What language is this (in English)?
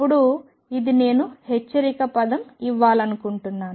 Telugu